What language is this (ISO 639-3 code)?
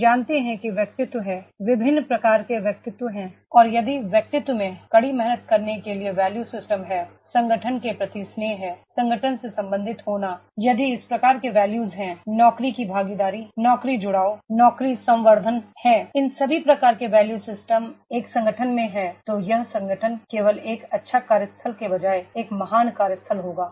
hin